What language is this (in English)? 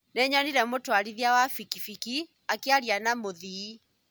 Kikuyu